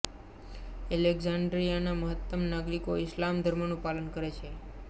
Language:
Gujarati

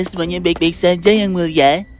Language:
Indonesian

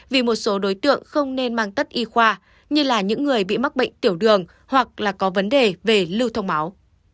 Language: Vietnamese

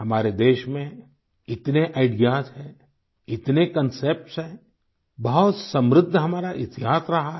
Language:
Hindi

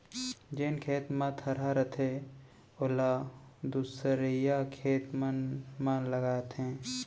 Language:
Chhattisgarhi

